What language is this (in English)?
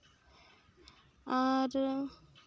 Santali